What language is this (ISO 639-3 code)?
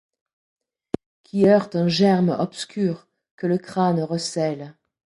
fra